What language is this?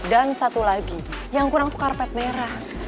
Indonesian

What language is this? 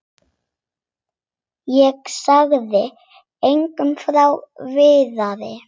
Icelandic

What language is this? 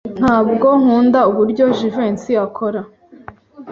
Kinyarwanda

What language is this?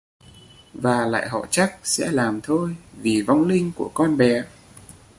Vietnamese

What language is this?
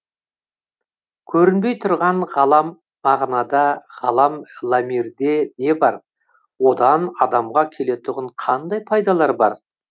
Kazakh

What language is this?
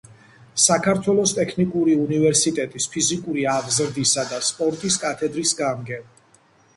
Georgian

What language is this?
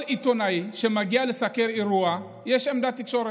Hebrew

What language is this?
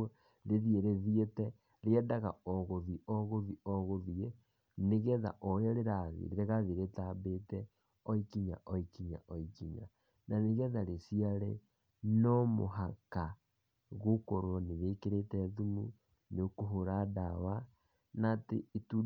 Kikuyu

